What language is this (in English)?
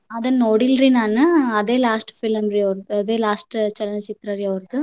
Kannada